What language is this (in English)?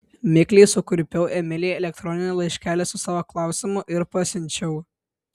Lithuanian